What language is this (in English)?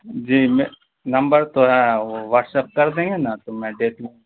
Urdu